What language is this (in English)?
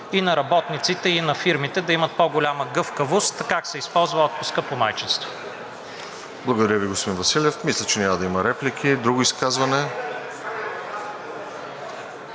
Bulgarian